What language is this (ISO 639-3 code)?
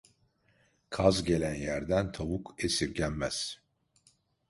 tur